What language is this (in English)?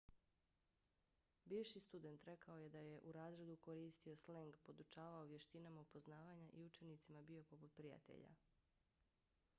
Bosnian